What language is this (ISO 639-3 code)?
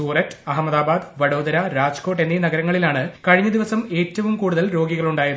mal